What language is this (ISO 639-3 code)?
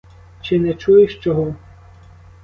ukr